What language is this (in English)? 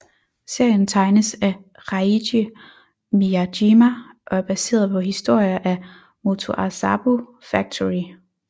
Danish